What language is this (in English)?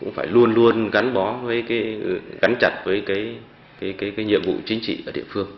Vietnamese